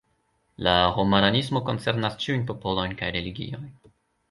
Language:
Esperanto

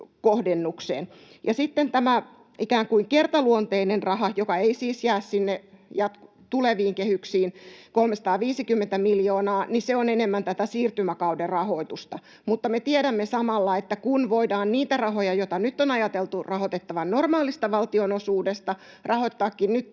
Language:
Finnish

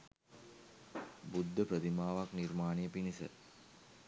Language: Sinhala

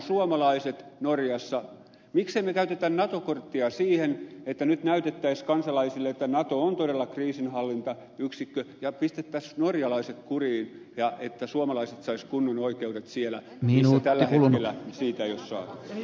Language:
Finnish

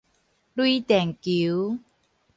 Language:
Min Nan Chinese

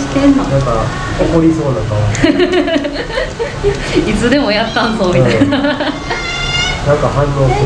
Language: Japanese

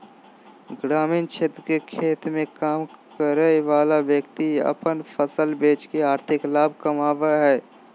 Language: Magahi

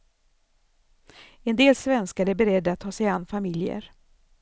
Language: Swedish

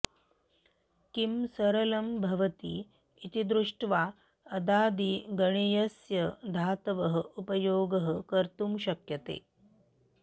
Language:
Sanskrit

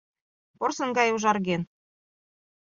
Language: Mari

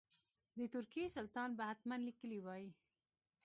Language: Pashto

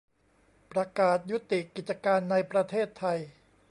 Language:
Thai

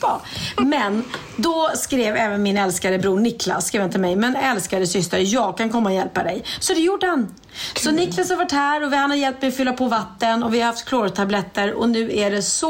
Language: Swedish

